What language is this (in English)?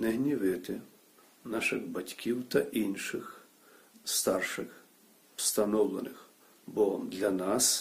Ukrainian